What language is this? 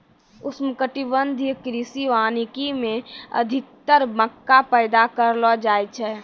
Maithili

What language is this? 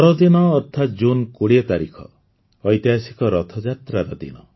Odia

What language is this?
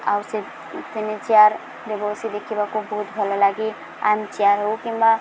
Odia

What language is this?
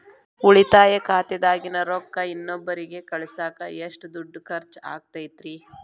Kannada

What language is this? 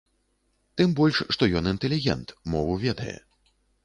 Belarusian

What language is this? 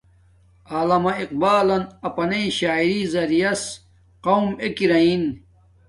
Domaaki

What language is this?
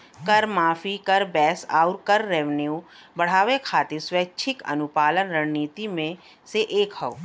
Bhojpuri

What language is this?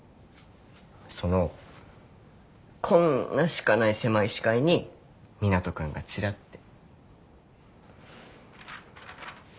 Japanese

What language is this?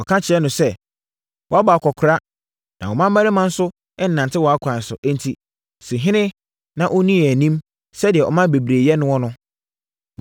Akan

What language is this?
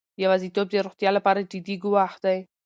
Pashto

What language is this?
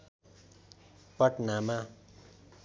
Nepali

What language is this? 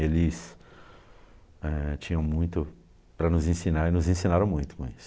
Portuguese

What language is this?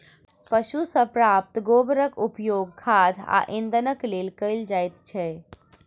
Maithili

